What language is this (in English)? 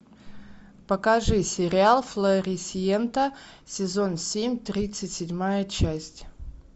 Russian